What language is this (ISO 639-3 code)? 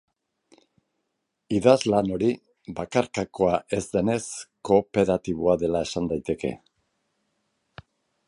eus